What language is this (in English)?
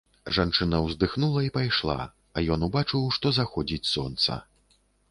Belarusian